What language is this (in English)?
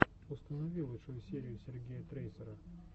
Russian